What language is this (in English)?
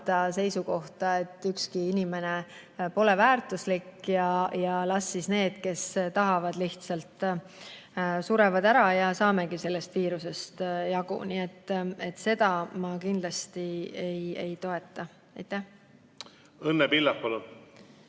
Estonian